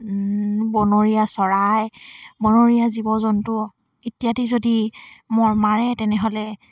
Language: Assamese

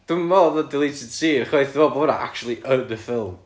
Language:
Welsh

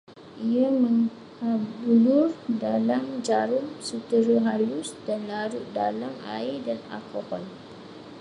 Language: Malay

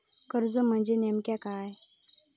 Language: Marathi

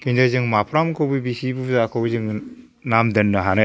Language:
Bodo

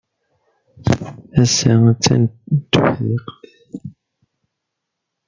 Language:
Kabyle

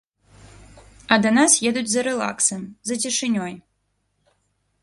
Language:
Belarusian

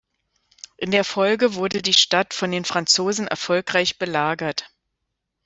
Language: German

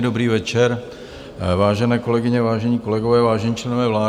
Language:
Czech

